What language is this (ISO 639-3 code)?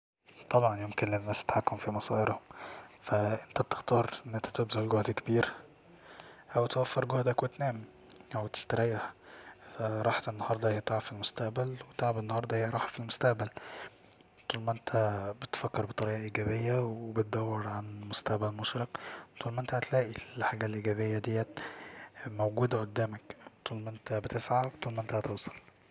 arz